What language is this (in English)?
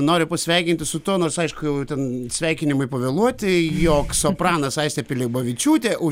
Lithuanian